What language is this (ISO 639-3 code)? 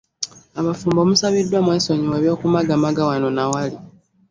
lug